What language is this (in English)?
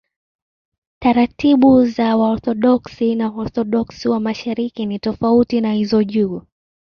Swahili